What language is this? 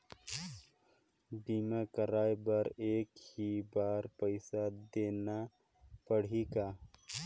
Chhattisgarhi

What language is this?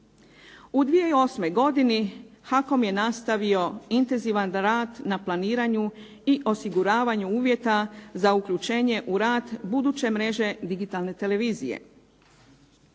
Croatian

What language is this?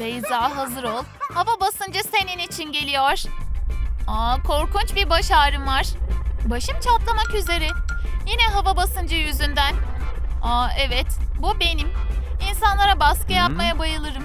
Turkish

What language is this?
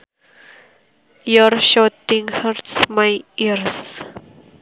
Sundanese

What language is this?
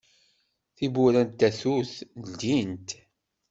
Kabyle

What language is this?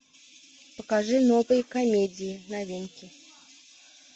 Russian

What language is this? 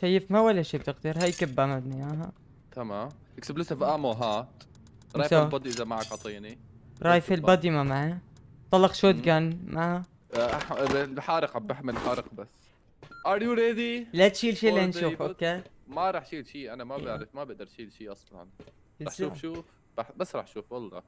Arabic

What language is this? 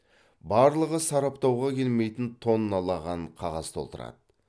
Kazakh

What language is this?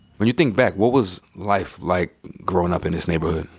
English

